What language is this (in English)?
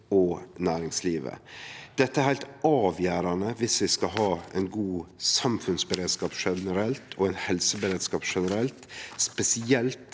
Norwegian